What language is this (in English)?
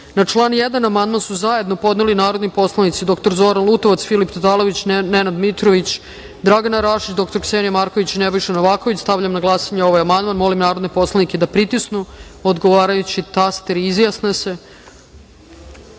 Serbian